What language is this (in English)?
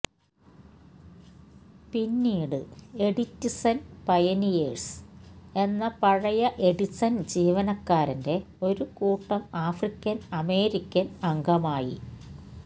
Malayalam